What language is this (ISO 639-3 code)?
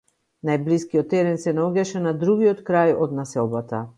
mkd